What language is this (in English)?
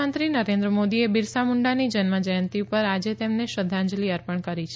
Gujarati